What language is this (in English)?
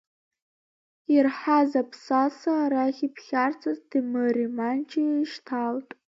Abkhazian